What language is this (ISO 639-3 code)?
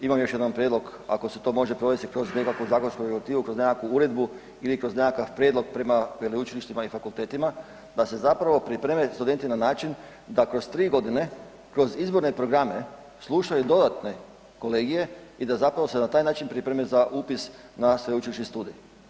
hrv